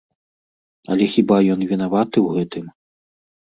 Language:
Belarusian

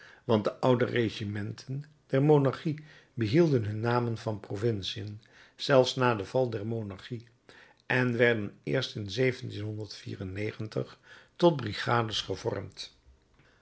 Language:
Dutch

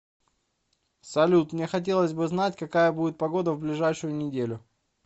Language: Russian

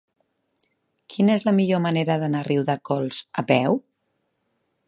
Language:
Catalan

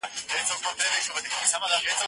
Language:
Pashto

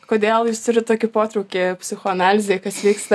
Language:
Lithuanian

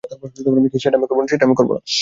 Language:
Bangla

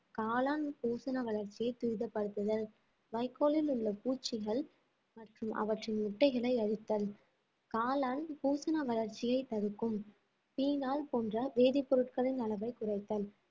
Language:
Tamil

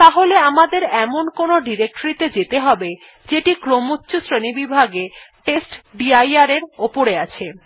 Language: Bangla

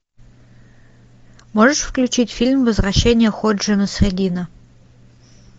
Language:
Russian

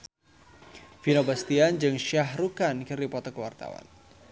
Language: Sundanese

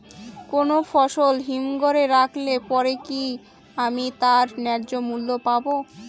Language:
Bangla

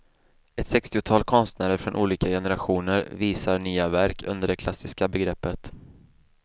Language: Swedish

